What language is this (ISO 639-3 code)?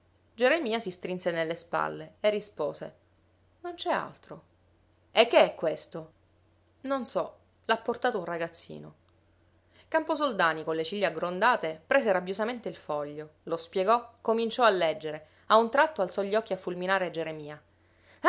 ita